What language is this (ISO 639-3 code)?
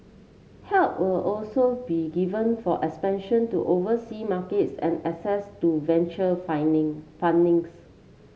eng